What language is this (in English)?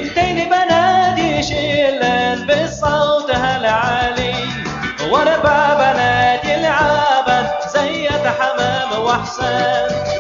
Arabic